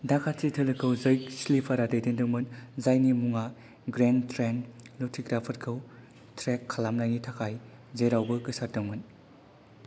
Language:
Bodo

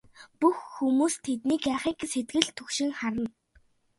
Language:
Mongolian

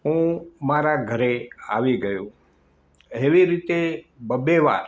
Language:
Gujarati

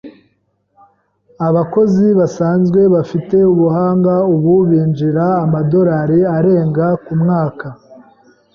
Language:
Kinyarwanda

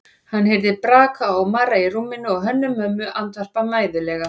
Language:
Icelandic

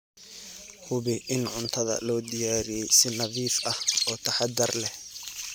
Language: Somali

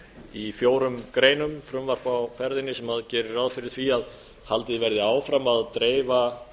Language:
Icelandic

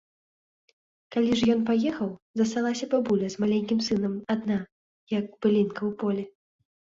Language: Belarusian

